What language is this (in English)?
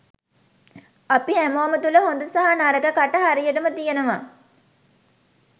Sinhala